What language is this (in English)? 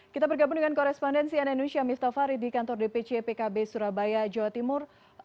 Indonesian